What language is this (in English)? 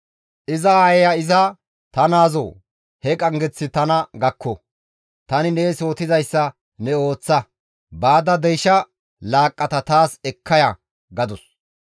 Gamo